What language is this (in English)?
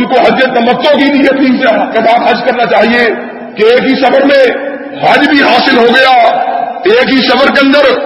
Urdu